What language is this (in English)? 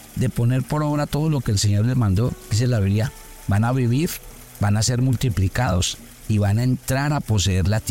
Spanish